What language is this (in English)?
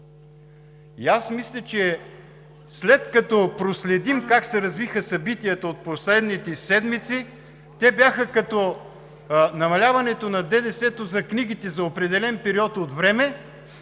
Bulgarian